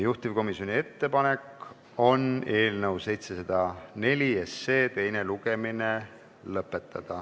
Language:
Estonian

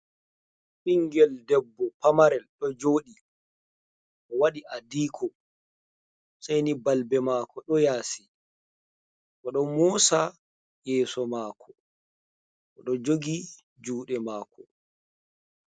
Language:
Fula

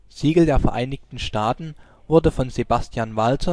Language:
German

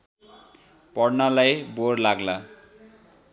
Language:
Nepali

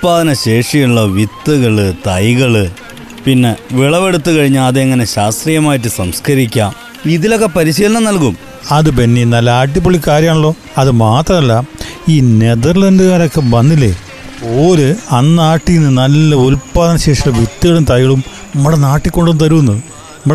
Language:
Malayalam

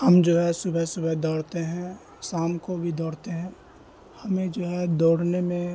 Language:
Urdu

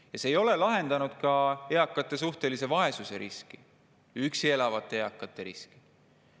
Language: Estonian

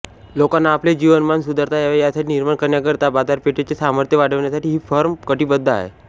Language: Marathi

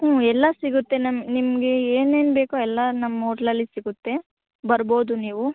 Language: Kannada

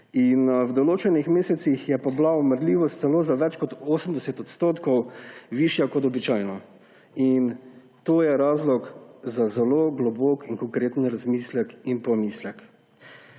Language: Slovenian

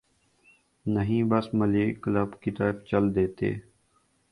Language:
Urdu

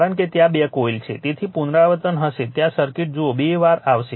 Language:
Gujarati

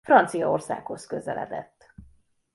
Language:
Hungarian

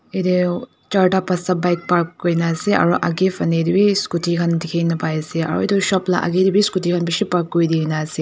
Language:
Naga Pidgin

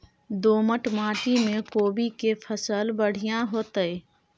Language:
Maithili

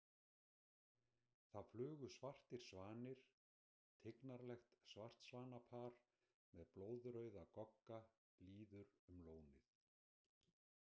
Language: Icelandic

